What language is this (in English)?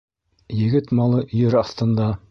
Bashkir